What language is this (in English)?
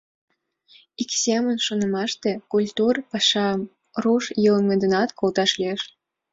Mari